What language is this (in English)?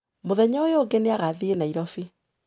Kikuyu